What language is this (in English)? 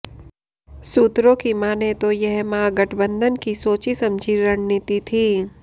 Hindi